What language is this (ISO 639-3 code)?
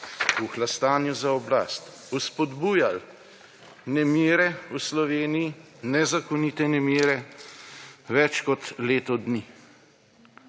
slv